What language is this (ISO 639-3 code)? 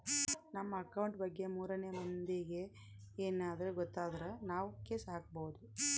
kan